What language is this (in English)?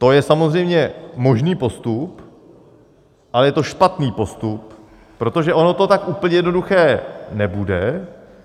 Czech